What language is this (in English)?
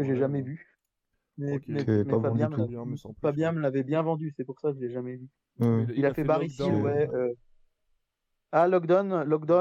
French